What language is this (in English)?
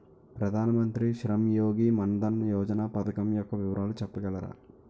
Telugu